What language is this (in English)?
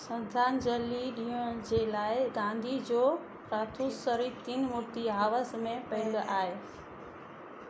Sindhi